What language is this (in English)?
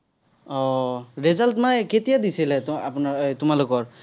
Assamese